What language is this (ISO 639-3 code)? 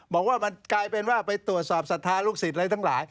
tha